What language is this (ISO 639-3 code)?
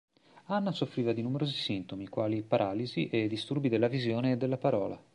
ita